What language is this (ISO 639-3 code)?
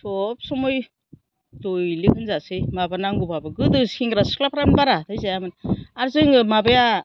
brx